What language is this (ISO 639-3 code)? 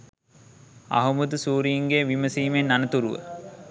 sin